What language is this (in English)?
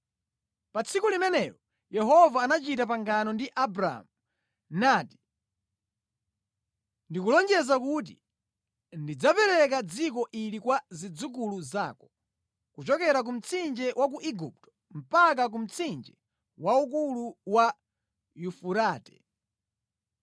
Nyanja